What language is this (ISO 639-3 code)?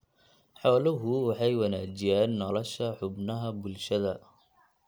som